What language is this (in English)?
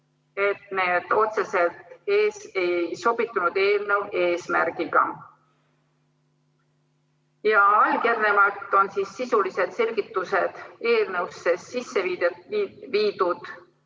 Estonian